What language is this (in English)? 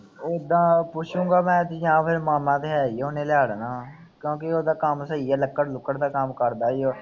Punjabi